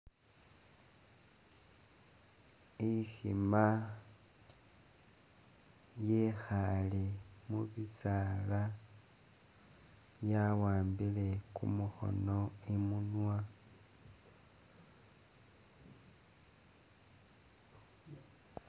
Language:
Masaaba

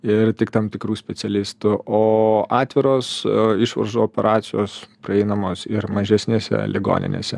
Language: Lithuanian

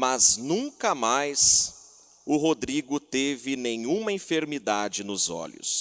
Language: Portuguese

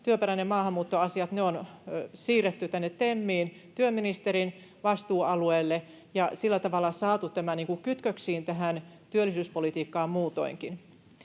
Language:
Finnish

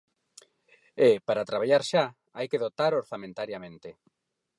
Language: Galician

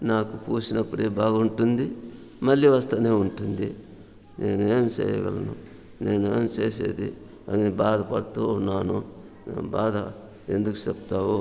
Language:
Telugu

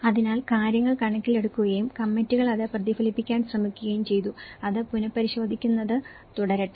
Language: Malayalam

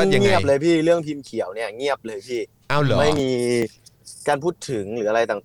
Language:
Thai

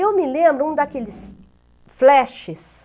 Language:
Portuguese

